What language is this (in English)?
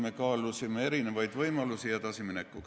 Estonian